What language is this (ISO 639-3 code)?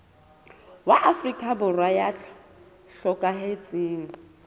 sot